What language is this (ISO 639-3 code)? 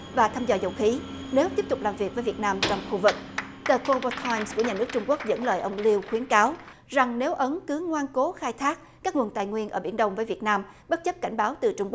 vie